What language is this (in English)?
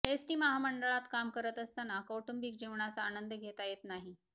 Marathi